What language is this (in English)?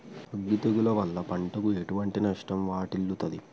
Telugu